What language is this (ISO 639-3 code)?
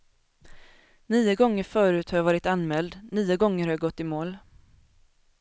swe